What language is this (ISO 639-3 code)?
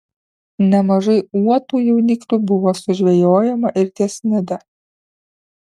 lit